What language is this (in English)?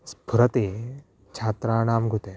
Sanskrit